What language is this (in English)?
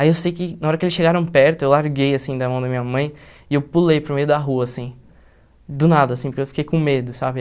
Portuguese